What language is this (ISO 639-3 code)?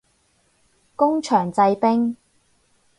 yue